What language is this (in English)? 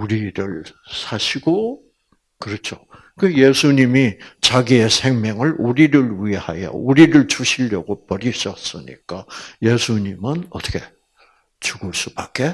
Korean